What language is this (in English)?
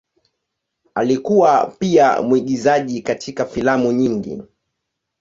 Swahili